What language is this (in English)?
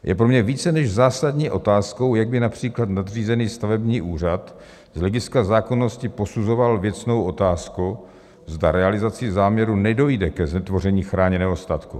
Czech